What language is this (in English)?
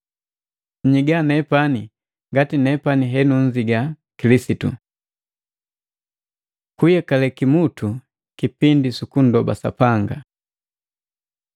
Matengo